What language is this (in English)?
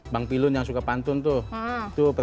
Indonesian